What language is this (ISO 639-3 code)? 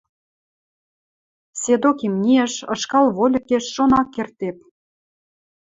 mrj